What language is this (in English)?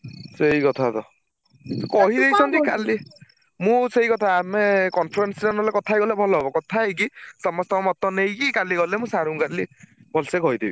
Odia